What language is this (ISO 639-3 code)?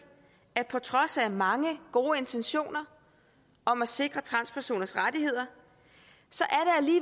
dan